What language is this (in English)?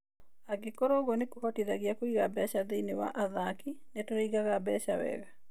Kikuyu